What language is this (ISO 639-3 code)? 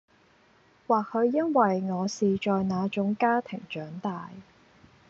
yue